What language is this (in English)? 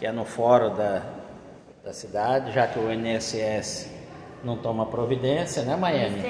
Portuguese